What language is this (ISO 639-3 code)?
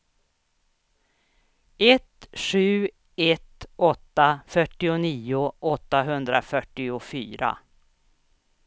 swe